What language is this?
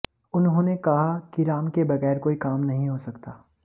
Hindi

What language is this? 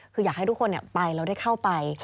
Thai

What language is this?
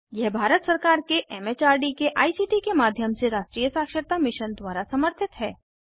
Hindi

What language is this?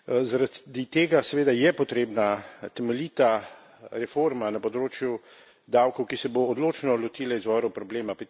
Slovenian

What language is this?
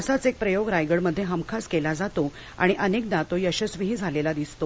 Marathi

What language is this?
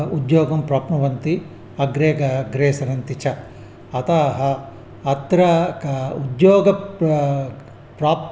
Sanskrit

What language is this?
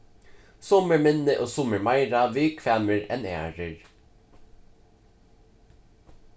Faroese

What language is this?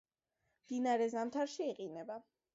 Georgian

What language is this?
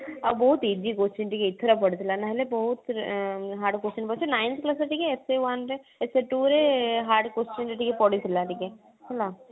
Odia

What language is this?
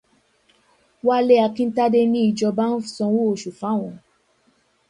Yoruba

